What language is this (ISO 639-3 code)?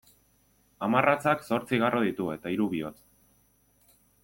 eus